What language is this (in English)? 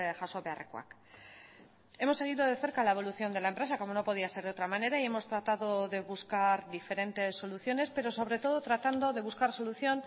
Spanish